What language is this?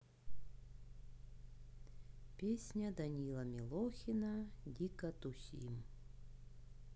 Russian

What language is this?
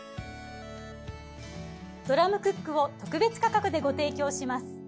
Japanese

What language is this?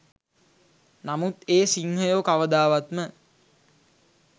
Sinhala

